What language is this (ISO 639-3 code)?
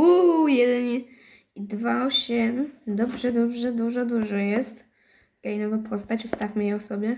pol